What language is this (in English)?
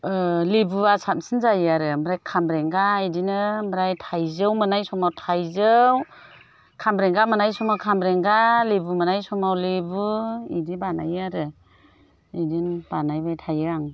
Bodo